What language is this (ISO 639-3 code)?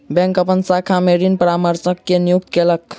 mai